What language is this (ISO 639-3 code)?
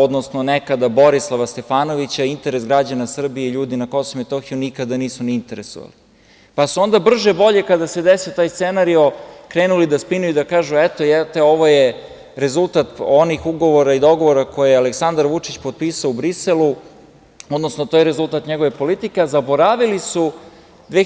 srp